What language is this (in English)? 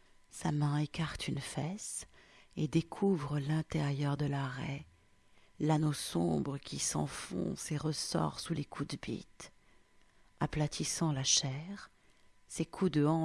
French